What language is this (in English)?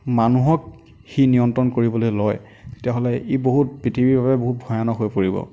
Assamese